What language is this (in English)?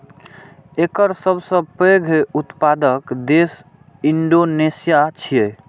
Maithili